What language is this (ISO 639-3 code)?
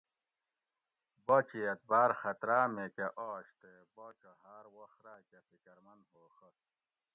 gwc